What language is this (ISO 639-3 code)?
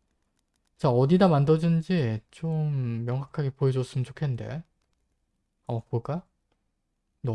kor